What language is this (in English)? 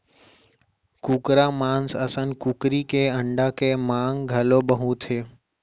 Chhattisgarhi